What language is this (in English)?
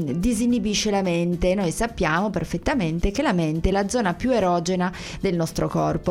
Italian